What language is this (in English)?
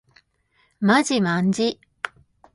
Japanese